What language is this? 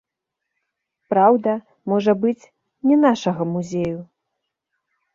Belarusian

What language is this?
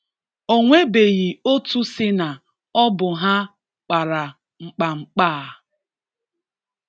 Igbo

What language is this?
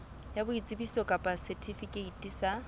Southern Sotho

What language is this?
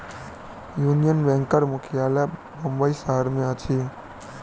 Maithili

